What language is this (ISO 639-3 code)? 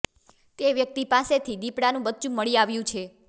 guj